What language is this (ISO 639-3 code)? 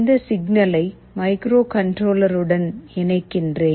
tam